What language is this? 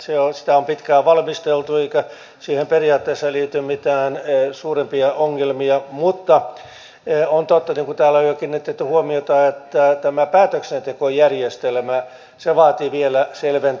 Finnish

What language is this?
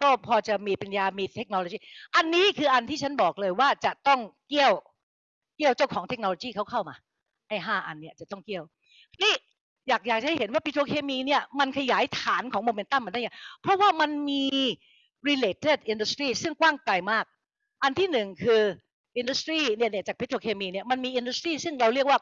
Thai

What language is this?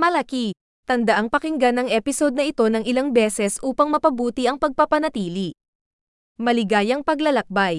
Filipino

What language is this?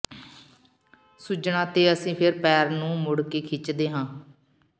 Punjabi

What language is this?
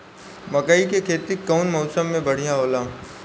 Bhojpuri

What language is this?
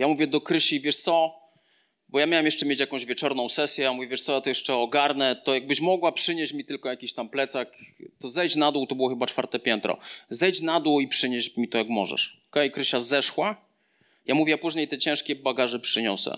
Polish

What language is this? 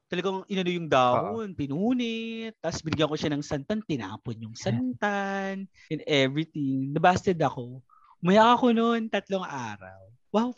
Filipino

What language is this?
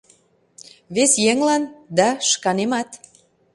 Mari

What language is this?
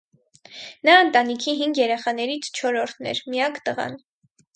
Armenian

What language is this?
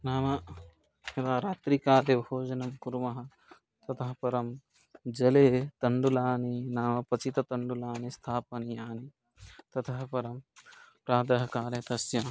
Sanskrit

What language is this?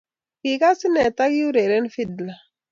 Kalenjin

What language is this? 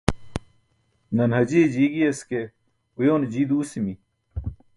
Burushaski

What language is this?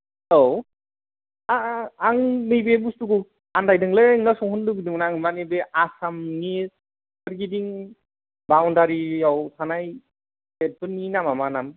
Bodo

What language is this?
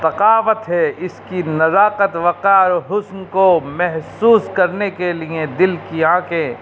Urdu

